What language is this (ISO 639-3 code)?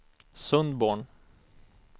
swe